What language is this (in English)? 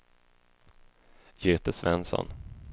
Swedish